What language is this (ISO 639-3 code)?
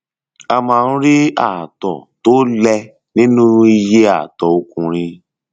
yor